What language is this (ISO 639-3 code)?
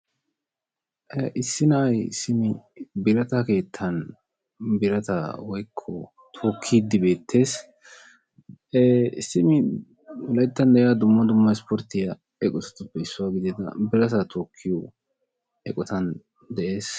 wal